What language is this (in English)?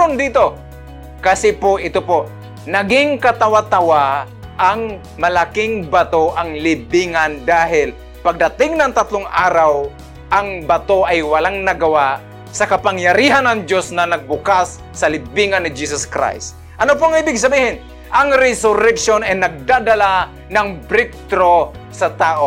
Filipino